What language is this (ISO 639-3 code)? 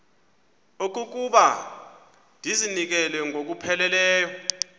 xho